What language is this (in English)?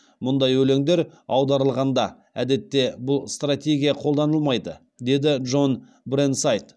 Kazakh